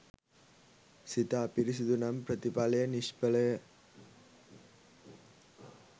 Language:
Sinhala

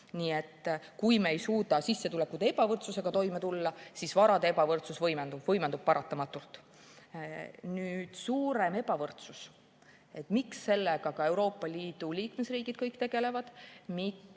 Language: Estonian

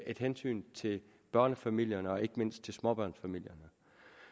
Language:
Danish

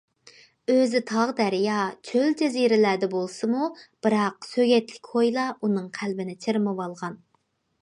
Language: Uyghur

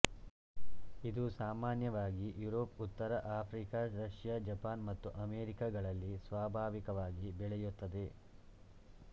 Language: Kannada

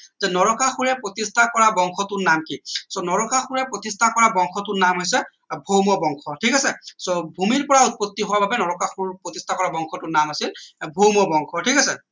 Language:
Assamese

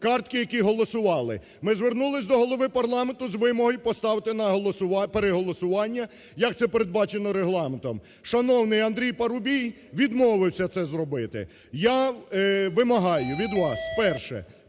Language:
Ukrainian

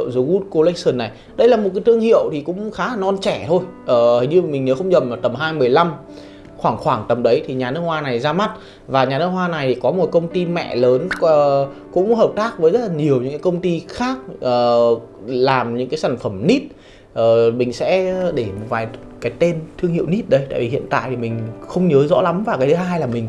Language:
Vietnamese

